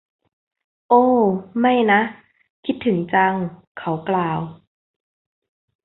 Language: Thai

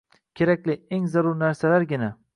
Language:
Uzbek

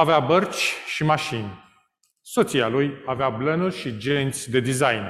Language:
Romanian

